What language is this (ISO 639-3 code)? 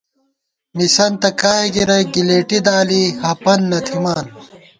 gwt